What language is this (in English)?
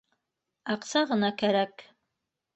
Bashkir